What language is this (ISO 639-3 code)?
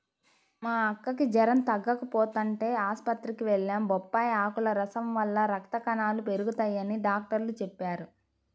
tel